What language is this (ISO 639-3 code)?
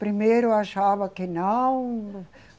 por